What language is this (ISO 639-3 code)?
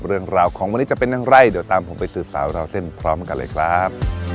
tha